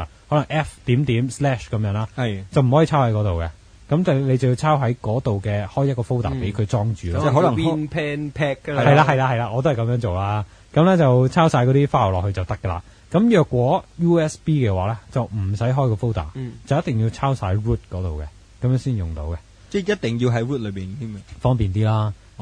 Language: Chinese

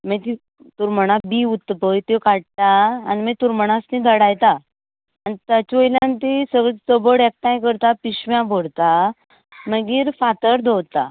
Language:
Konkani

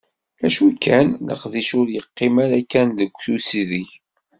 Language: Kabyle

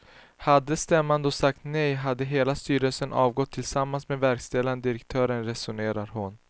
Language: Swedish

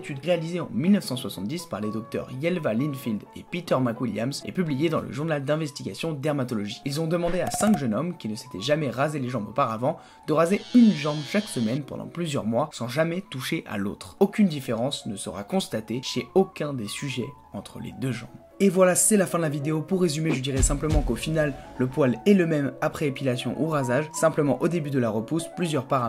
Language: French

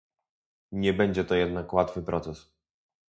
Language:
Polish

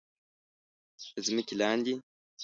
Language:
Pashto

